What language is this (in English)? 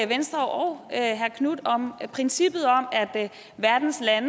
Danish